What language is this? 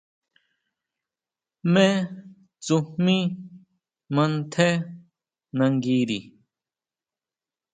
Huautla Mazatec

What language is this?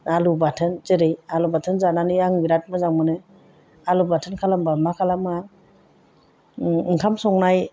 Bodo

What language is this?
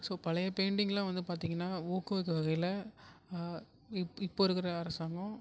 Tamil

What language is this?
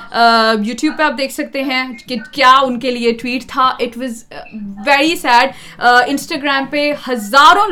Urdu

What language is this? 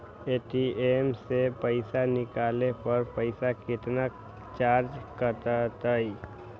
Magahi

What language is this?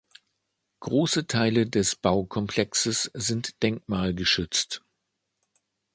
German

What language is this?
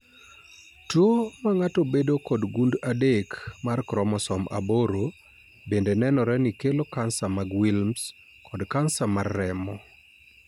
Luo (Kenya and Tanzania)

